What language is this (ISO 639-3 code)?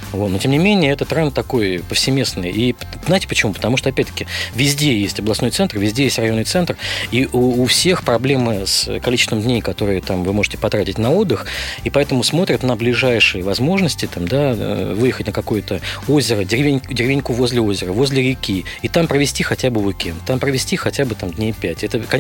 rus